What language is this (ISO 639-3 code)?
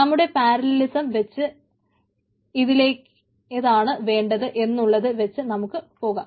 mal